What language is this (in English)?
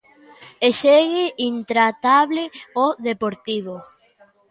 Galician